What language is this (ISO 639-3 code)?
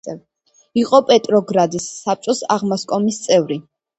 kat